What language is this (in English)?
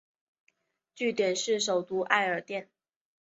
Chinese